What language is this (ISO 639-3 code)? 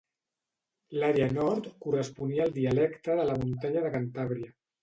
cat